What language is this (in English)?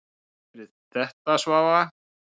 Icelandic